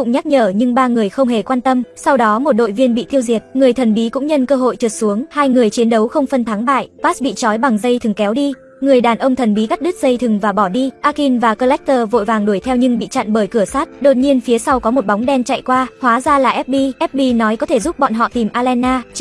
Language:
Vietnamese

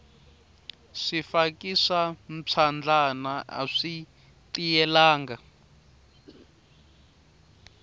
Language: Tsonga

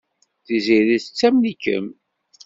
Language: Kabyle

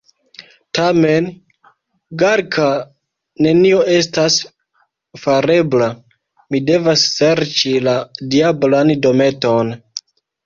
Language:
Esperanto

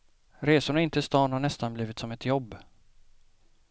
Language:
Swedish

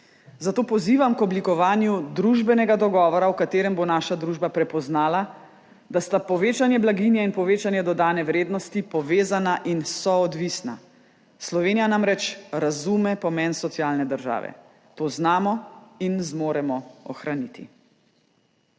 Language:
Slovenian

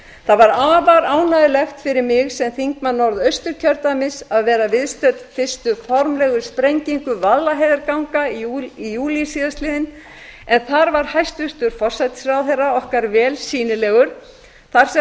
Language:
Icelandic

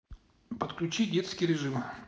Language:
Russian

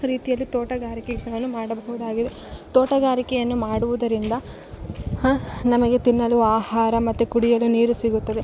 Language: Kannada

